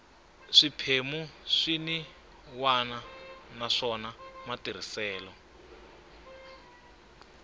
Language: Tsonga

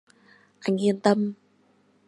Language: Vietnamese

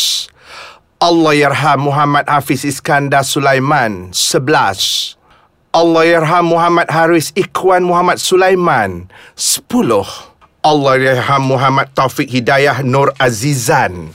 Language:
Malay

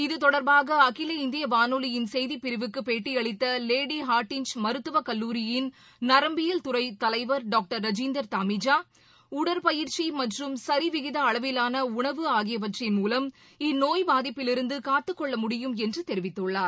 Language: Tamil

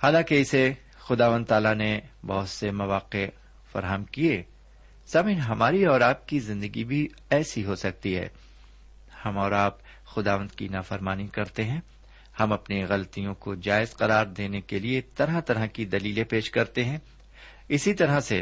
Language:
Urdu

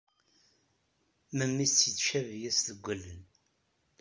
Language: Kabyle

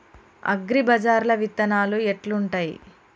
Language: Telugu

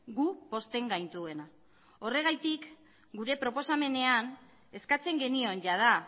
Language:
Basque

